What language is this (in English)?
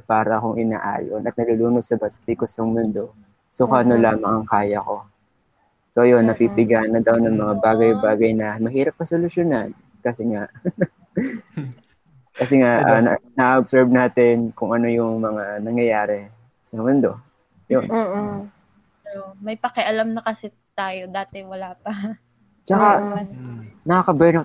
Filipino